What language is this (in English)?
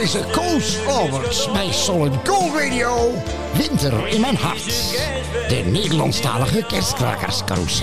Dutch